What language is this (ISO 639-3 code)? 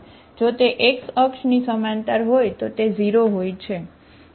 guj